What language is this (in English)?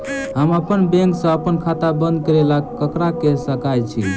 Maithili